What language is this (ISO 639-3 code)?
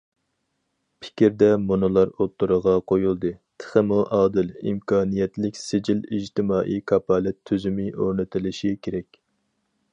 uig